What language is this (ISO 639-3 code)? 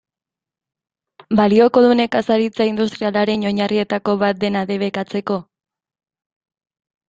eus